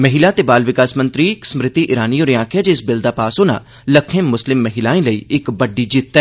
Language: Dogri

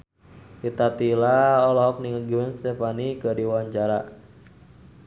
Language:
Sundanese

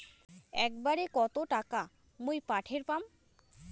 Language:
Bangla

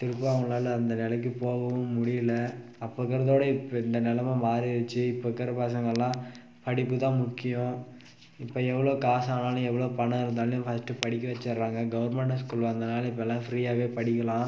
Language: Tamil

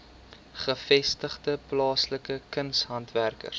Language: Afrikaans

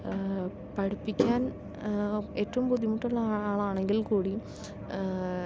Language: Malayalam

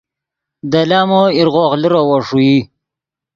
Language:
Yidgha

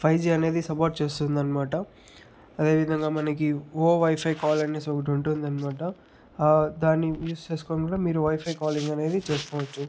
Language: Telugu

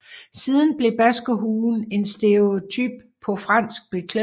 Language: Danish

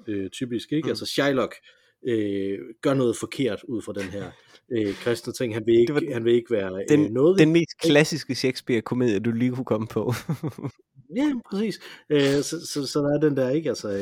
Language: Danish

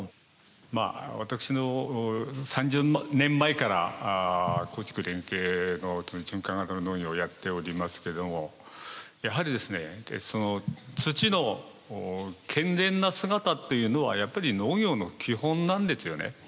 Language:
Japanese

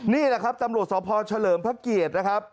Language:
Thai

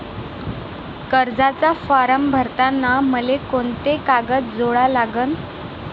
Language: Marathi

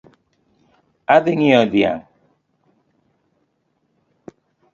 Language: Luo (Kenya and Tanzania)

